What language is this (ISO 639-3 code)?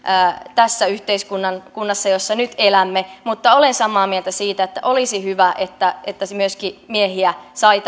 fin